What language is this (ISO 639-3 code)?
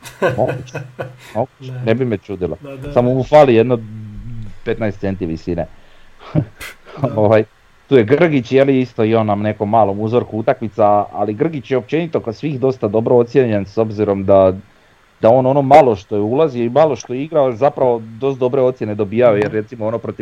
hrv